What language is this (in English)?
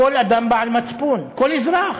Hebrew